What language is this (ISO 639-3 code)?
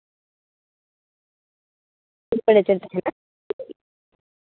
sat